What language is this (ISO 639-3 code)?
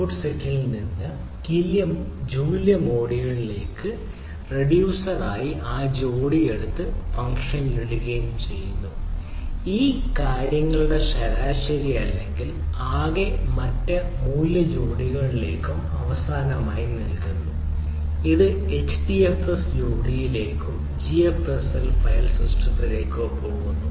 mal